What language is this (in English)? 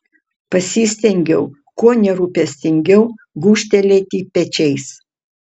Lithuanian